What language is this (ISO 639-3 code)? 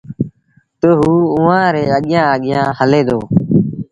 sbn